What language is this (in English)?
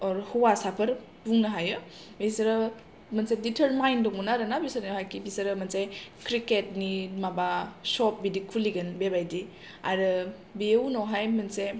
Bodo